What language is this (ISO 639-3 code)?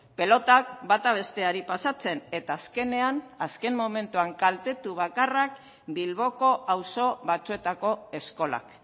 eus